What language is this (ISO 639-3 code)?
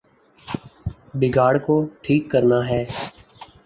urd